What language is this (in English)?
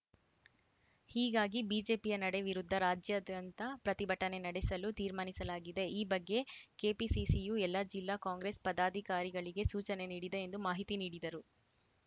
Kannada